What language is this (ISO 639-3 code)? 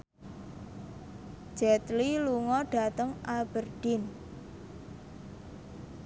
jav